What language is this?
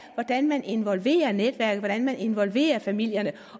Danish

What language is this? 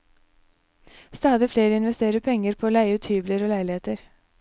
Norwegian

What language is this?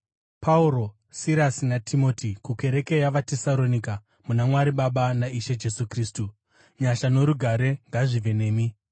Shona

